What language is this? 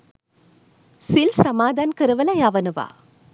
Sinhala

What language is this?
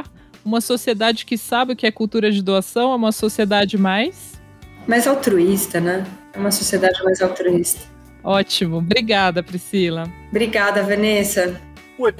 Portuguese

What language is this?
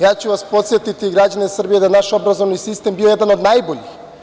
Serbian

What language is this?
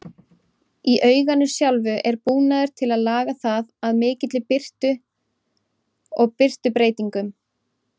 Icelandic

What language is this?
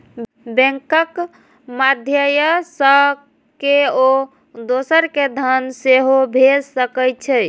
Maithili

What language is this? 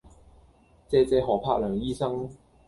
Cantonese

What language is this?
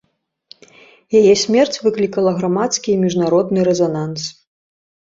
Belarusian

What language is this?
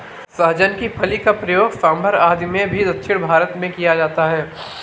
Hindi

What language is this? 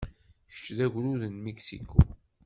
Kabyle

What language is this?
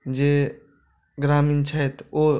Maithili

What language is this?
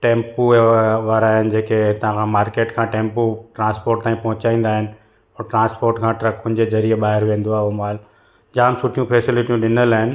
Sindhi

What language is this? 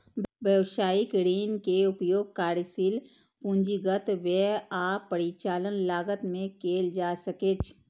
Maithili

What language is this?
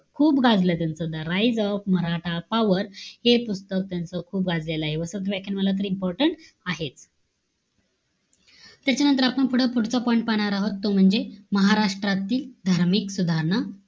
Marathi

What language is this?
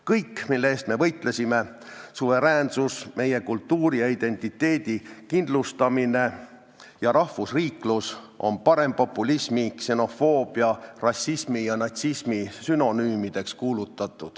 Estonian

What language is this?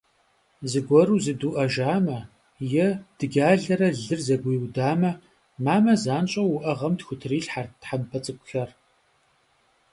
Kabardian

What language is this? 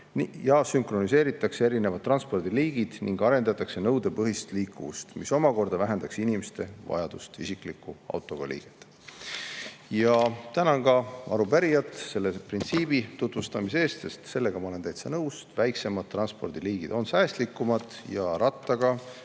Estonian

